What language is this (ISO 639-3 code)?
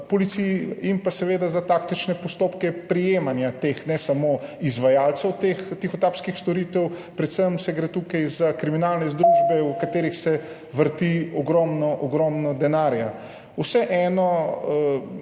slv